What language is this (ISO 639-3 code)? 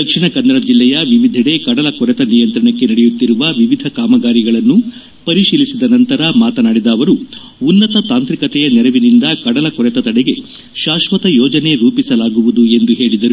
kan